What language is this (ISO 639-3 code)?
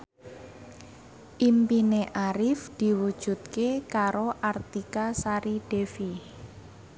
jav